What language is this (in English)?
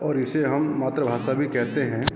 Hindi